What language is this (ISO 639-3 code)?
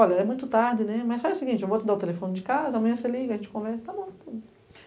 por